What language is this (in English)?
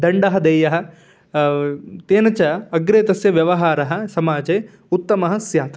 Sanskrit